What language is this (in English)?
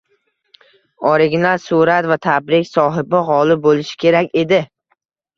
Uzbek